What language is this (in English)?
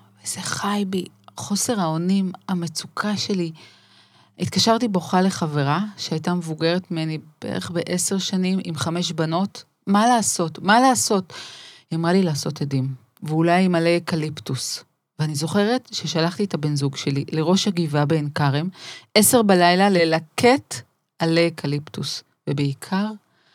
Hebrew